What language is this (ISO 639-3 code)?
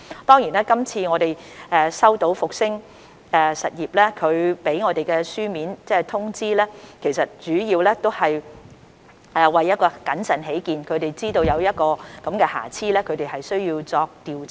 yue